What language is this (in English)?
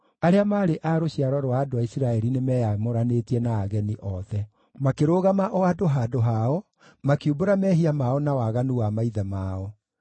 Kikuyu